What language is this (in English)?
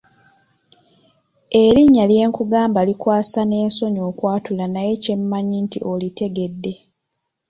Ganda